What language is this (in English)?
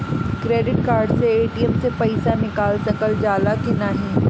Bhojpuri